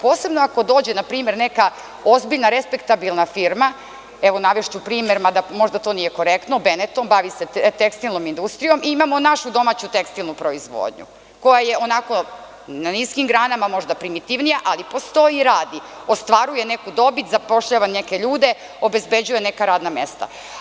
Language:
Serbian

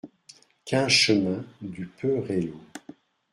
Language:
French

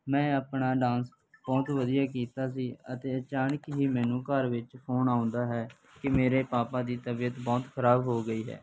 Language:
Punjabi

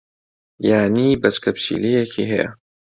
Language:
Central Kurdish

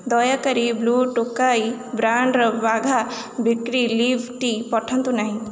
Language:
Odia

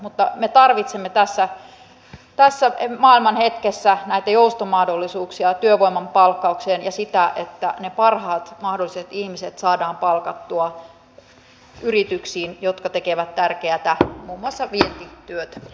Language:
Finnish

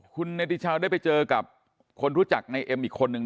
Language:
Thai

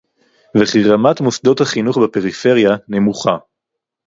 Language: Hebrew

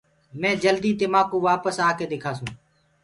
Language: Gurgula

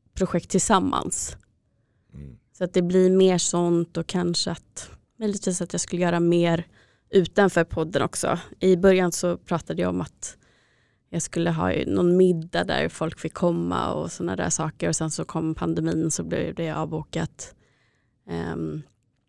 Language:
Swedish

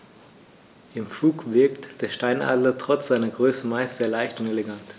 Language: German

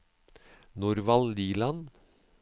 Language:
Norwegian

